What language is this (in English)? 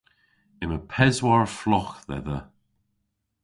Cornish